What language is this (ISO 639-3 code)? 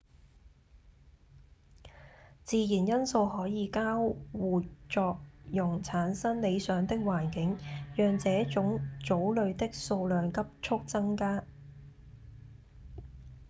yue